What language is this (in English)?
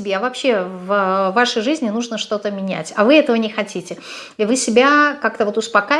Russian